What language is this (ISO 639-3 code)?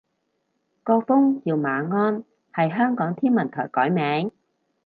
yue